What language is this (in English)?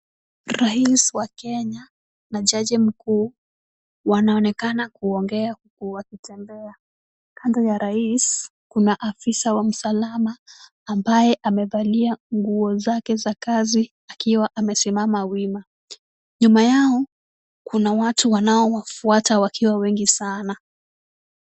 Swahili